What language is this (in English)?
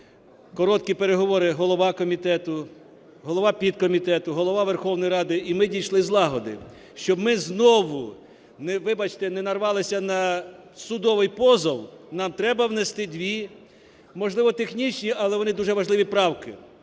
Ukrainian